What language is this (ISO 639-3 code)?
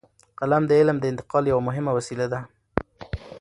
pus